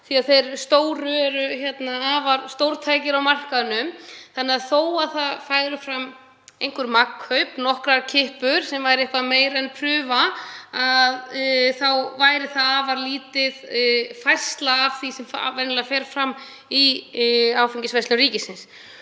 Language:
Icelandic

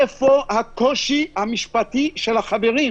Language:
Hebrew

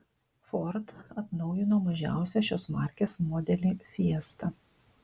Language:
Lithuanian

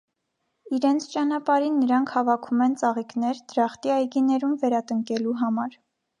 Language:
Armenian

